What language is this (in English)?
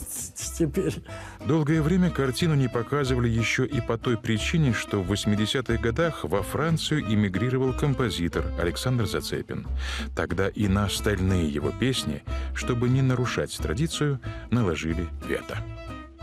Russian